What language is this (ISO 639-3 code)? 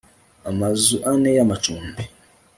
kin